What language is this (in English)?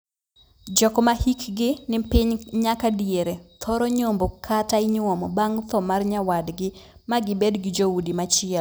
Luo (Kenya and Tanzania)